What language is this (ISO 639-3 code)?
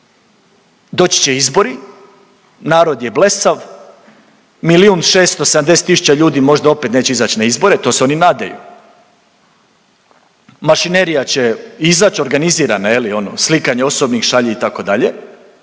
hrv